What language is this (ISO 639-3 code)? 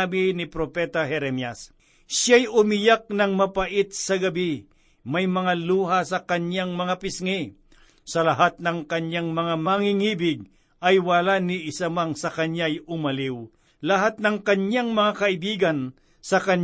fil